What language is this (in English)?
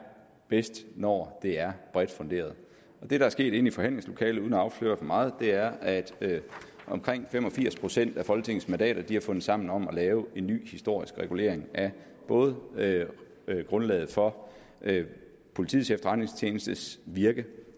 Danish